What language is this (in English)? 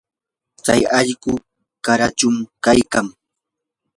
Yanahuanca Pasco Quechua